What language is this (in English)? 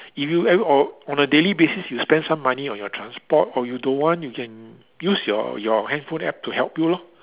English